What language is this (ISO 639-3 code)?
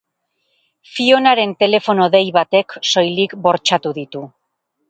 eus